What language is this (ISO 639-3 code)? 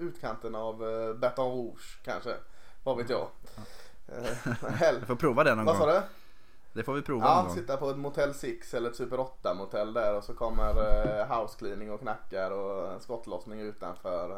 swe